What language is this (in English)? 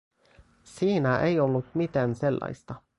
Finnish